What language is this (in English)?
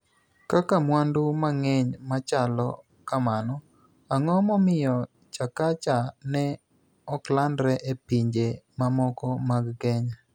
Luo (Kenya and Tanzania)